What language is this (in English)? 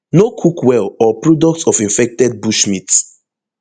Nigerian Pidgin